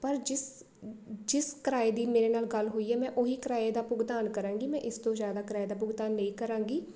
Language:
Punjabi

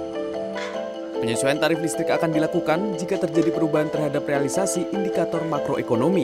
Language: Indonesian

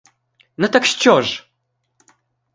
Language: Ukrainian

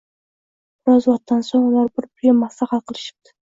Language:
Uzbek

